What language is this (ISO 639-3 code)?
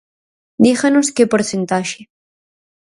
glg